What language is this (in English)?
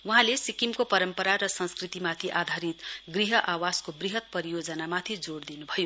Nepali